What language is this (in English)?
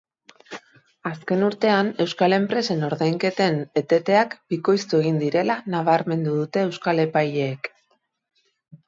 Basque